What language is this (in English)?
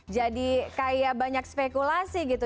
Indonesian